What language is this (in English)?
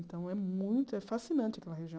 Portuguese